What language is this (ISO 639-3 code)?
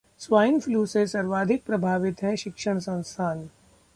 hin